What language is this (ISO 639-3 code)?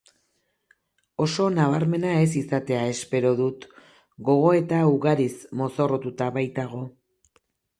eus